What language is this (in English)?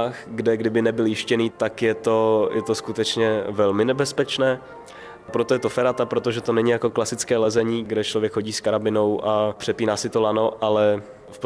Czech